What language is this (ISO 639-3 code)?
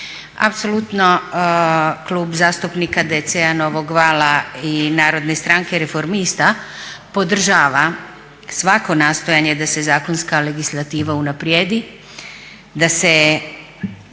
hrv